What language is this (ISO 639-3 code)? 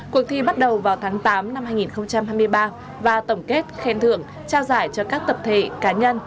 vie